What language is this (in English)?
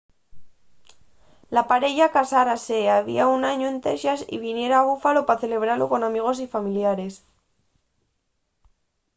Asturian